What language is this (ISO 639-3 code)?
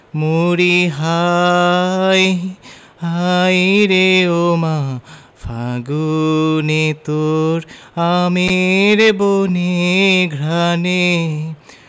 ben